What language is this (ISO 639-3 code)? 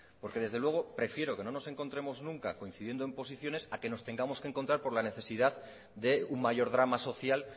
spa